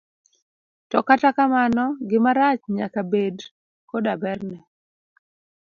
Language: Luo (Kenya and Tanzania)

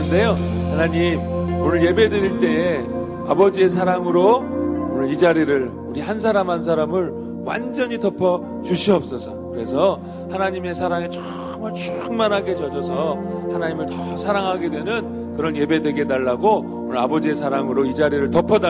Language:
Korean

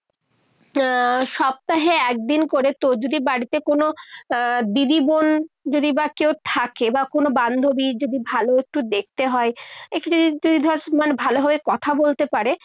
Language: Bangla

